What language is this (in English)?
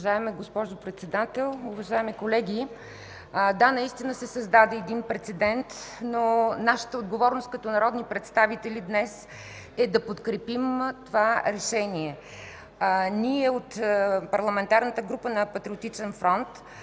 Bulgarian